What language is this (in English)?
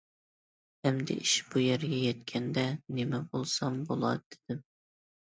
Uyghur